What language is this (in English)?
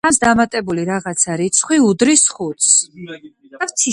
Georgian